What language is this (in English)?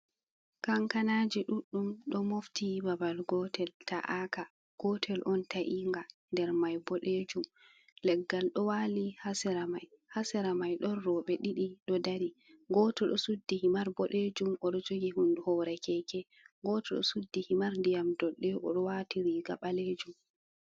Fula